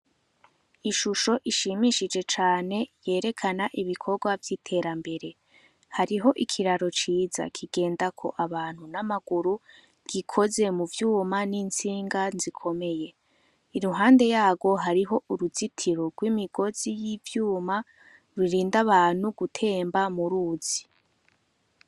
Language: Rundi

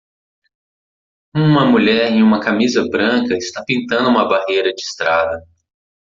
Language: Portuguese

